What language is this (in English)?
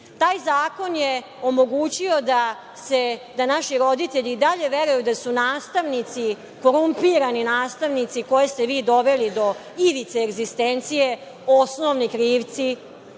Serbian